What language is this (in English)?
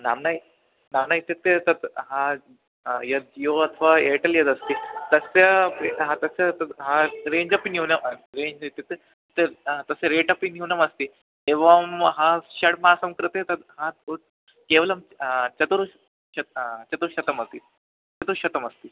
Sanskrit